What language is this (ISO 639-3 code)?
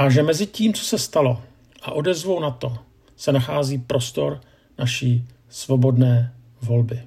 ces